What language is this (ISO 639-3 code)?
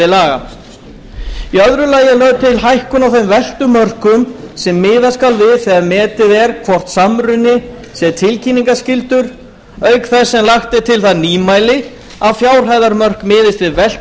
isl